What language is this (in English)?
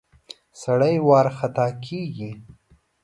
Pashto